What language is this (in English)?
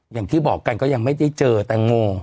Thai